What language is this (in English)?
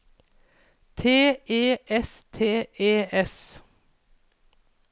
Norwegian